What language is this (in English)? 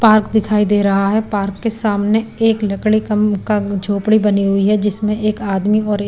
Hindi